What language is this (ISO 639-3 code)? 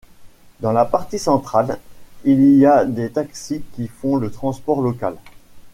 fra